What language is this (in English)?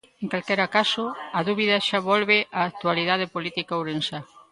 Galician